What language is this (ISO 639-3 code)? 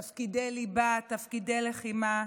heb